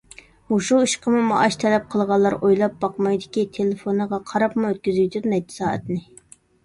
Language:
Uyghur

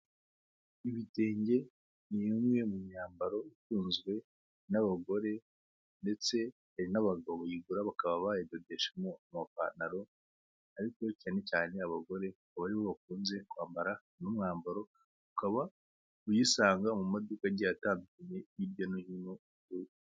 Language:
Kinyarwanda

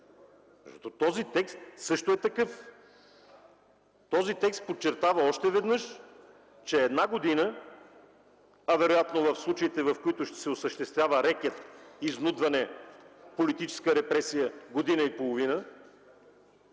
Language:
Bulgarian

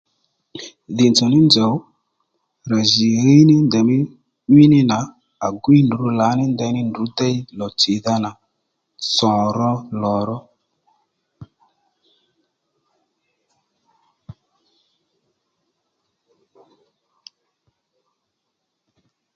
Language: Lendu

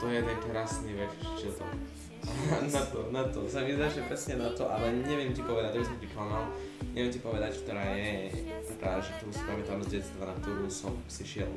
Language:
Slovak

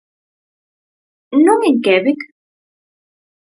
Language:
Galician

